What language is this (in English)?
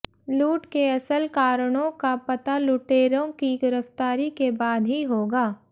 Hindi